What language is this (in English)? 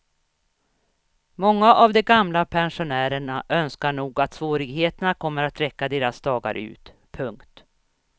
Swedish